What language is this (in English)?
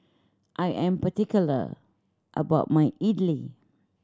English